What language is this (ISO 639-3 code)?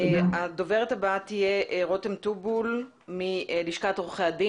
heb